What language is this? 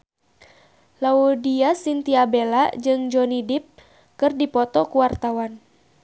Sundanese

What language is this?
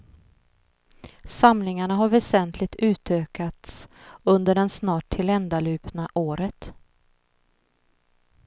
Swedish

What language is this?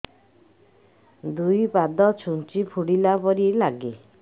Odia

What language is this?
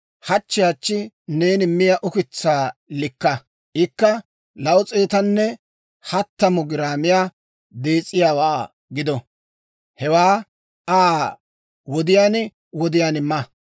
Dawro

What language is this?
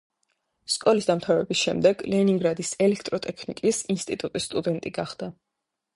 Georgian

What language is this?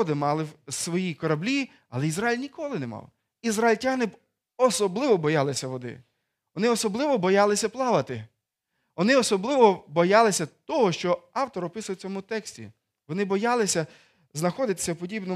Ukrainian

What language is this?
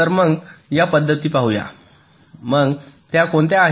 Marathi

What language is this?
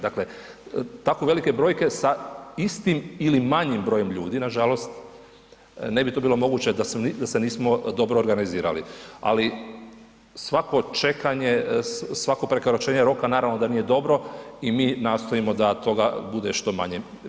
Croatian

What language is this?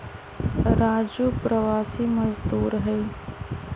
Magahi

